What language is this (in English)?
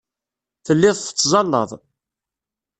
Kabyle